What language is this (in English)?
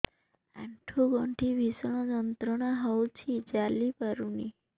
Odia